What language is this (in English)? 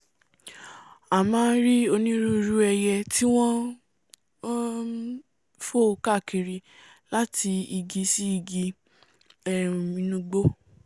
Yoruba